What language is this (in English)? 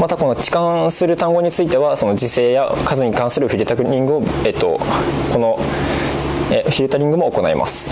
Japanese